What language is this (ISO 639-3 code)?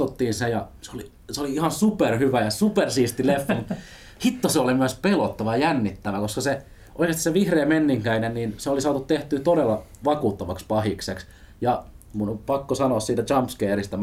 fin